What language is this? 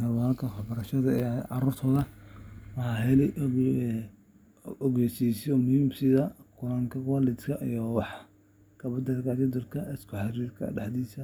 Somali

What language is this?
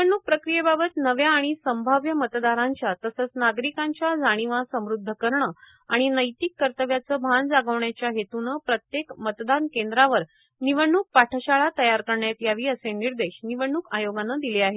Marathi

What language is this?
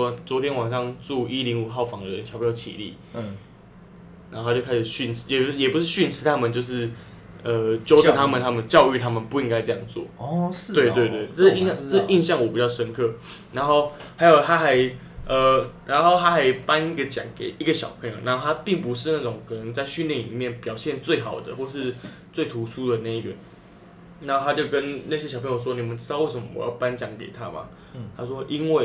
Chinese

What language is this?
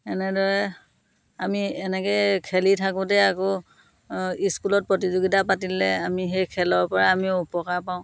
Assamese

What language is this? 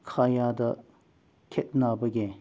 Manipuri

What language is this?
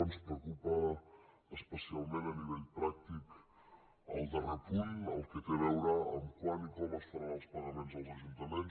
Catalan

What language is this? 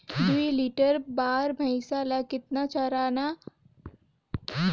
Chhattisgarhi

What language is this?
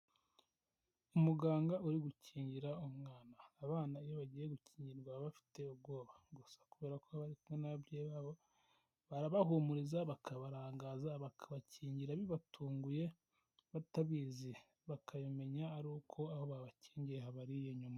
Kinyarwanda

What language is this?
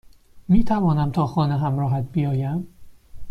Persian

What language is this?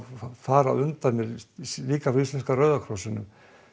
Icelandic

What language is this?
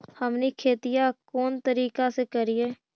Magahi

